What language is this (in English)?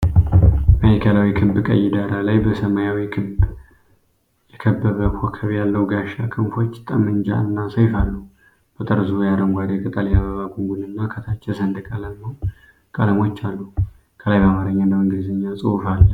Amharic